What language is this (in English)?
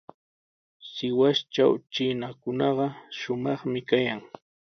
Sihuas Ancash Quechua